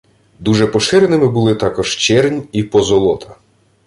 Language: Ukrainian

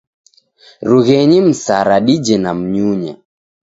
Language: Taita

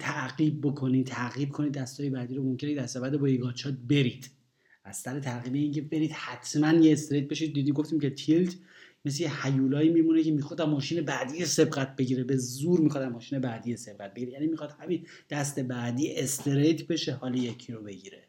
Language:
Persian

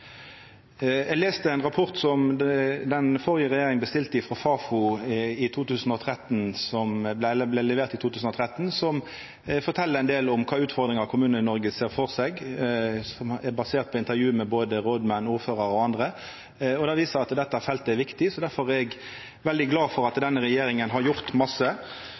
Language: Norwegian Nynorsk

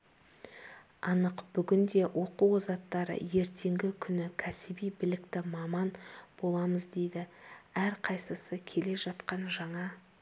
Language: Kazakh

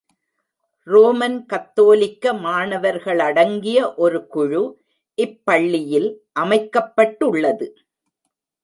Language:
Tamil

